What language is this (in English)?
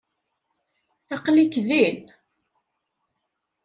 Kabyle